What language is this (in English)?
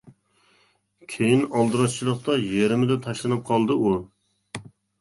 Uyghur